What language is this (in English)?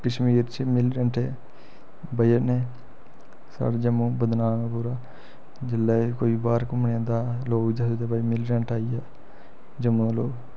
Dogri